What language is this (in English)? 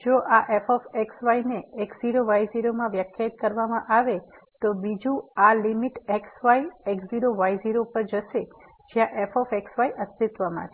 Gujarati